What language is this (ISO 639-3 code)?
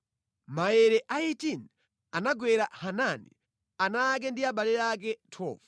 nya